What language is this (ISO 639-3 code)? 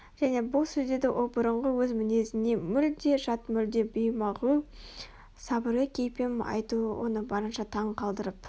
kaz